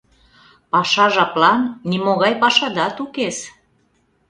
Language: Mari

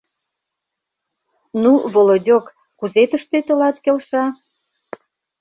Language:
Mari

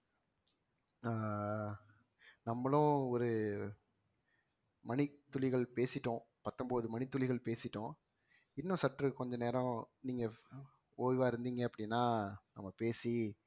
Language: Tamil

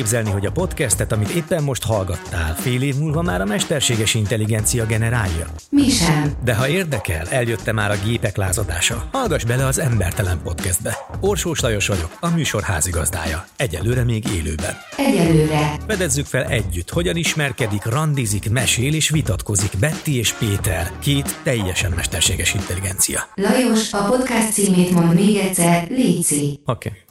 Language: Hungarian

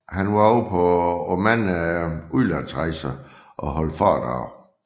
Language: Danish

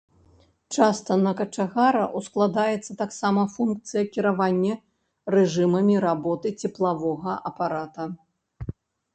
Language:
Belarusian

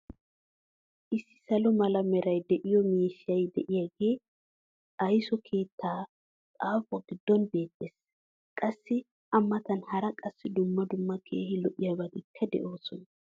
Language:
Wolaytta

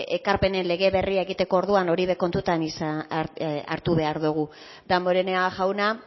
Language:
Basque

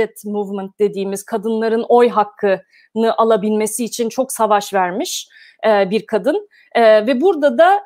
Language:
Turkish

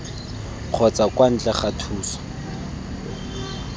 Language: Tswana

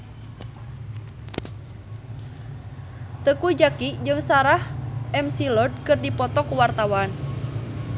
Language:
Sundanese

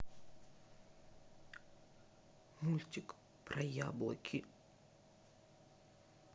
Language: Russian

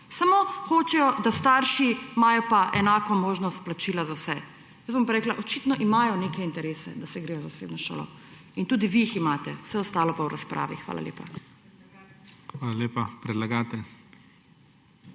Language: Slovenian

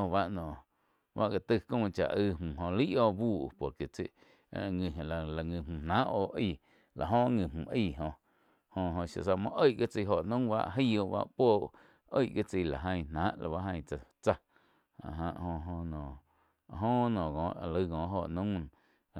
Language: Quiotepec Chinantec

